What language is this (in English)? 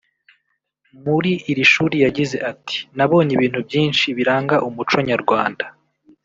Kinyarwanda